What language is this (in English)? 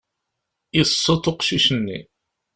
Kabyle